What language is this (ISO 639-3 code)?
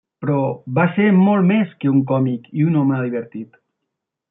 cat